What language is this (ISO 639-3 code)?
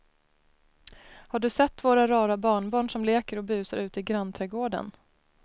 swe